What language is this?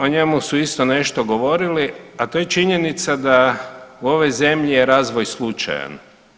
Croatian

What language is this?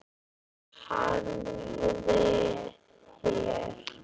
Icelandic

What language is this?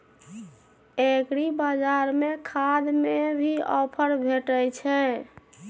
Maithili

